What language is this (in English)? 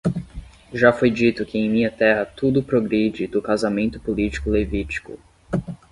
Portuguese